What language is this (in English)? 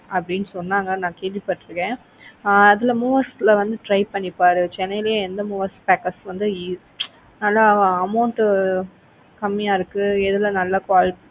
Tamil